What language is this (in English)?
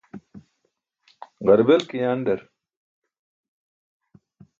Burushaski